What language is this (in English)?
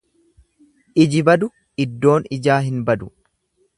Oromo